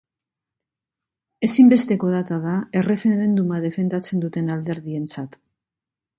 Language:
Basque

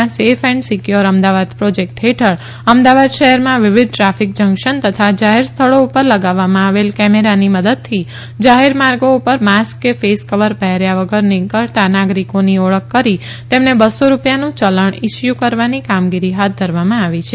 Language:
Gujarati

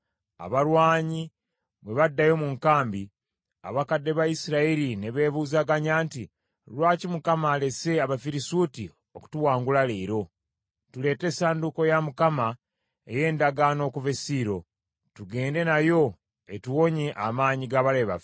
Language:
Ganda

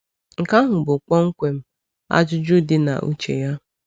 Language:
Igbo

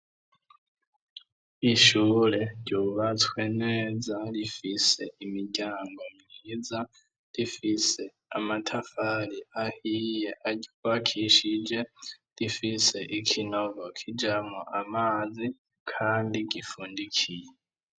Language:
Rundi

